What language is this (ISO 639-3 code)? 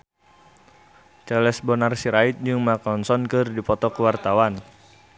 sun